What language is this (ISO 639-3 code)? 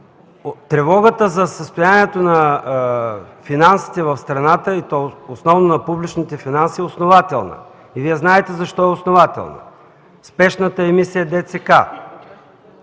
bul